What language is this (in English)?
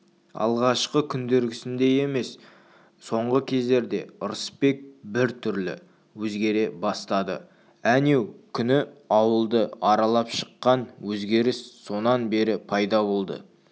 Kazakh